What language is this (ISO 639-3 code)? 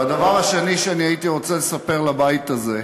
heb